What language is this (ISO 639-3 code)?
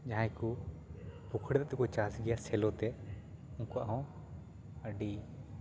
sat